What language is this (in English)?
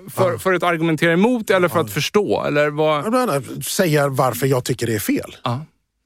Swedish